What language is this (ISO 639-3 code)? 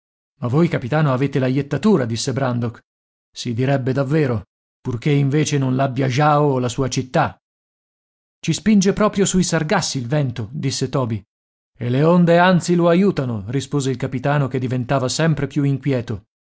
ita